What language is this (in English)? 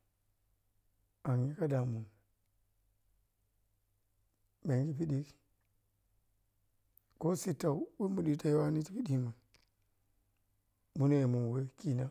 Piya-Kwonci